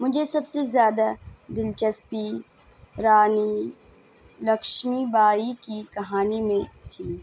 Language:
Urdu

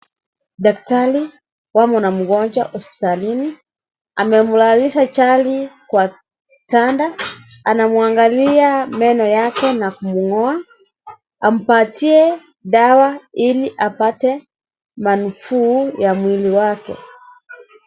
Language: Swahili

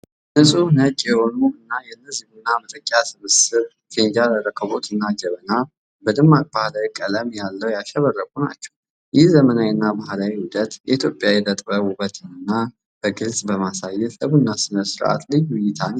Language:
Amharic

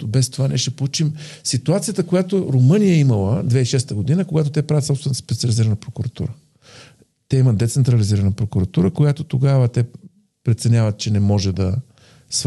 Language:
Bulgarian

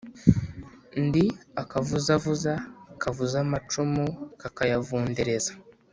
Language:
Kinyarwanda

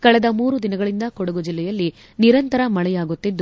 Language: Kannada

